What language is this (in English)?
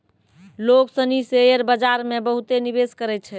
Maithili